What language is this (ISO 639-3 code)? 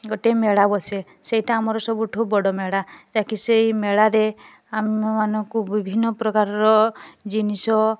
ori